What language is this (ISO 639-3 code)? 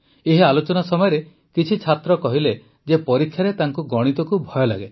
ori